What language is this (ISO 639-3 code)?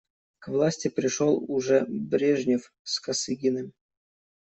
rus